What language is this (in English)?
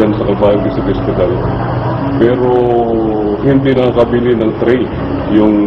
Filipino